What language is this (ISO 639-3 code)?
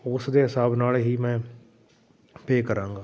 pan